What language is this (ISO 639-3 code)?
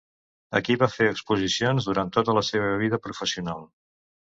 cat